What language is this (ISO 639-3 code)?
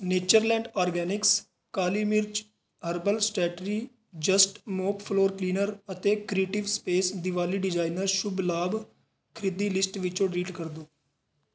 pan